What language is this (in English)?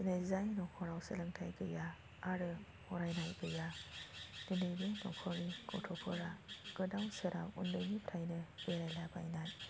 Bodo